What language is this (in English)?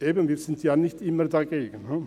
Swiss German